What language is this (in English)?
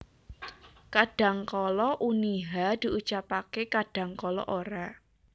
Javanese